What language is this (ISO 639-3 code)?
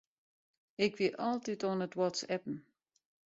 fry